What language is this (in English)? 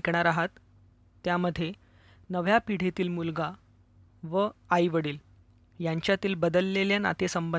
Hindi